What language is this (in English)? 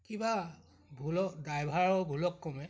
Assamese